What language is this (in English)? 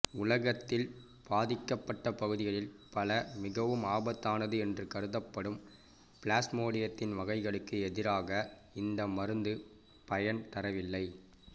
Tamil